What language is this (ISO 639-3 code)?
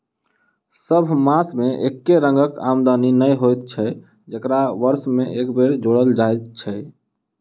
mai